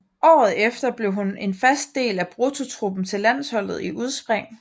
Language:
Danish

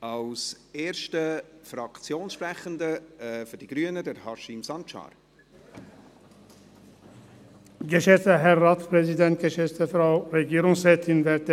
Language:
Swiss German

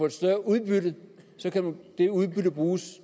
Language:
Danish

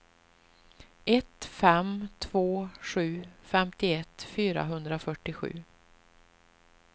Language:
Swedish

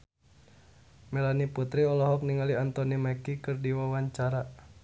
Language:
Sundanese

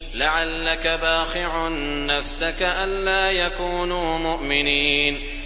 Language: Arabic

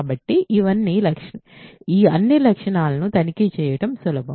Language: Telugu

